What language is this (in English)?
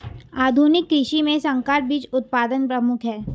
Hindi